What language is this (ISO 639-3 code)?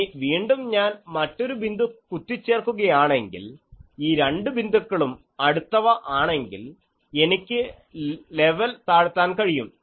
mal